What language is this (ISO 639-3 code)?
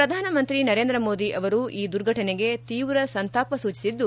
kan